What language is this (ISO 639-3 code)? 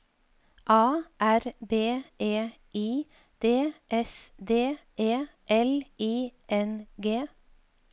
nor